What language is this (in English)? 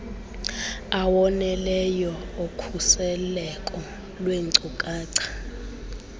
Xhosa